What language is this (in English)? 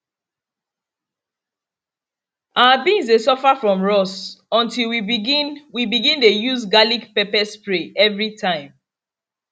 Nigerian Pidgin